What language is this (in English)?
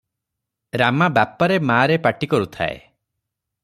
Odia